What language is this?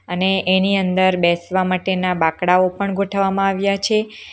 Gujarati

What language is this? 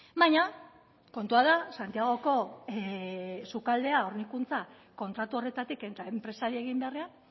Basque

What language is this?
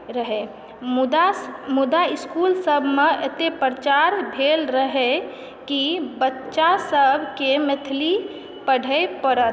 Maithili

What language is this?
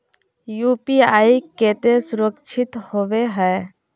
Magahi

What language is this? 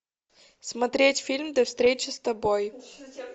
Russian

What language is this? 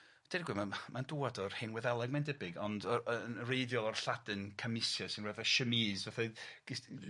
Welsh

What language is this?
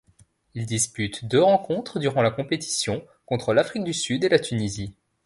French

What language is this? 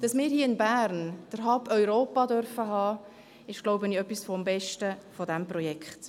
Swiss German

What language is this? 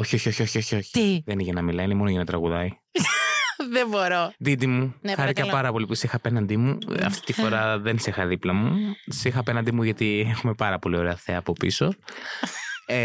Greek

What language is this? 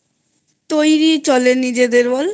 Bangla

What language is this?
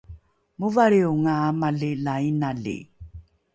Rukai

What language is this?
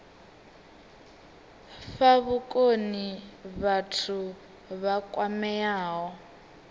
Venda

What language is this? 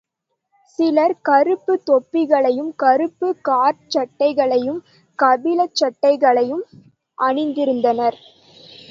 Tamil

